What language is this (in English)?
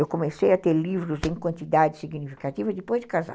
Portuguese